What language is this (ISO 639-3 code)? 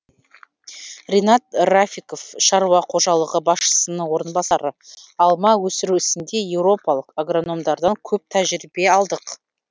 kaz